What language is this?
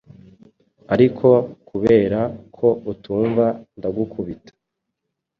Kinyarwanda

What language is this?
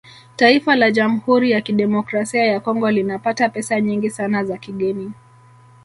Swahili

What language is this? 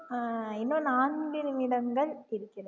Tamil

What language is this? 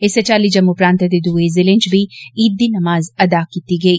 Dogri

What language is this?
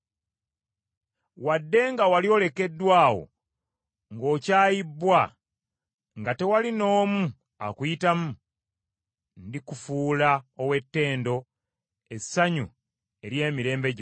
Ganda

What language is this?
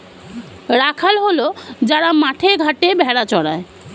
Bangla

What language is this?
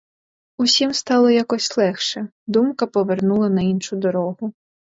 Ukrainian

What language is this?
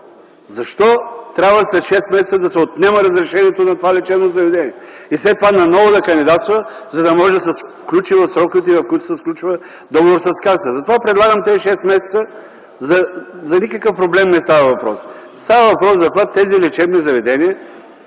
Bulgarian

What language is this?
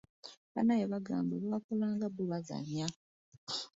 Ganda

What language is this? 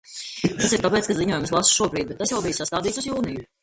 Latvian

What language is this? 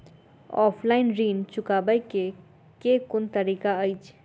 Maithili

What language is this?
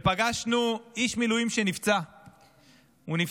Hebrew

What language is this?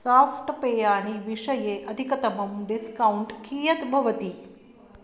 Sanskrit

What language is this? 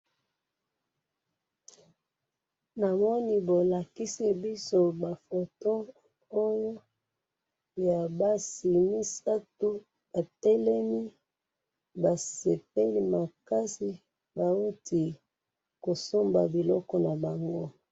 Lingala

